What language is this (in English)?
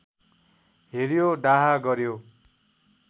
Nepali